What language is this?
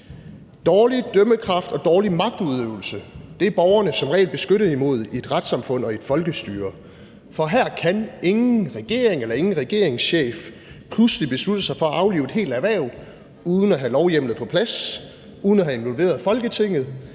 Danish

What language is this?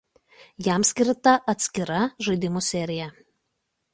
Lithuanian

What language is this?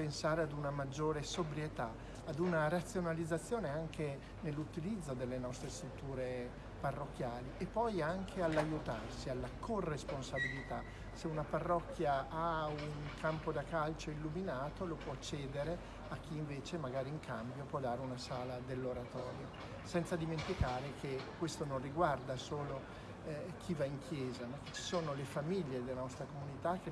Italian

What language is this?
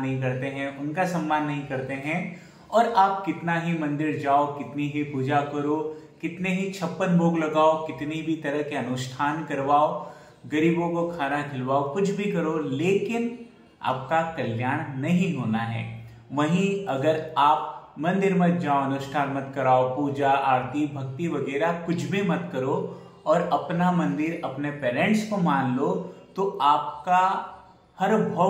Hindi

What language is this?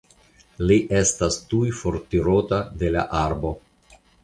Esperanto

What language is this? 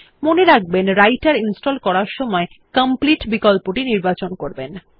Bangla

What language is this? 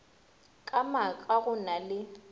Northern Sotho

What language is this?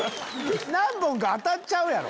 Japanese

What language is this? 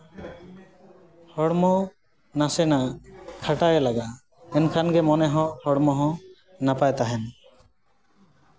Santali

